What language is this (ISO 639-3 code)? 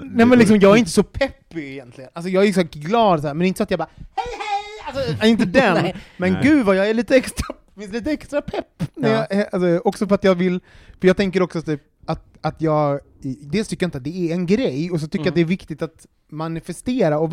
swe